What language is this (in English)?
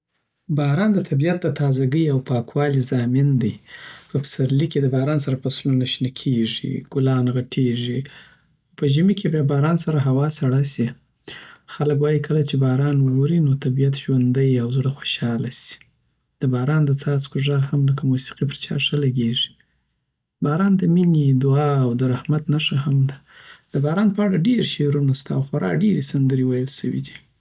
Southern Pashto